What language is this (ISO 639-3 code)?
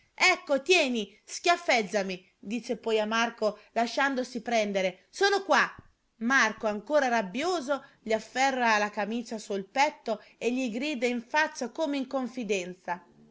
ita